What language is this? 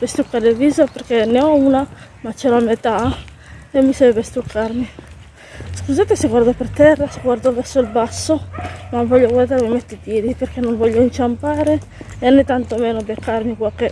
Italian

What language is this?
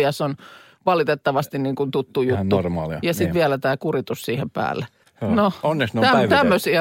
Finnish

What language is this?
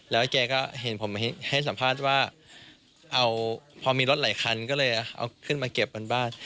Thai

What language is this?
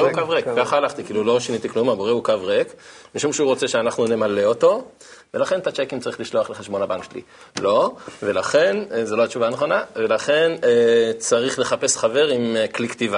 Hebrew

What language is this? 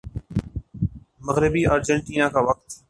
Urdu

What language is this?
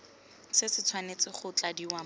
Tswana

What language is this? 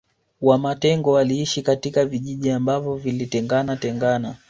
Swahili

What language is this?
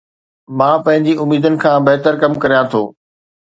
Sindhi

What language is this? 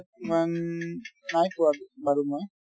Assamese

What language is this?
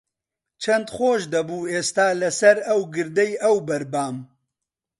Central Kurdish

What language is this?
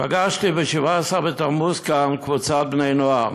Hebrew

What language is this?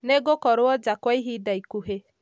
Kikuyu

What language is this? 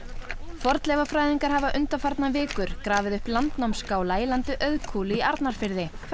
Icelandic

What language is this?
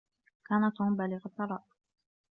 Arabic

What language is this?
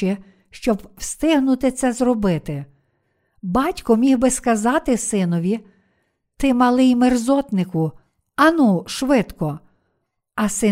Ukrainian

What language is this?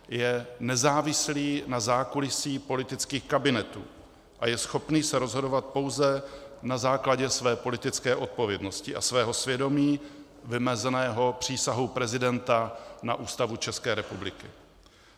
Czech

